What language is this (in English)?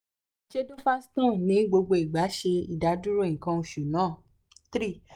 Yoruba